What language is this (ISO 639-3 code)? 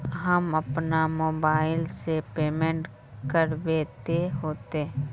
mag